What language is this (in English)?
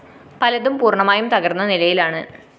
Malayalam